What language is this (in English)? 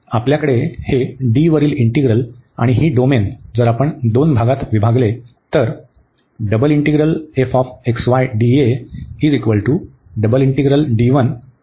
Marathi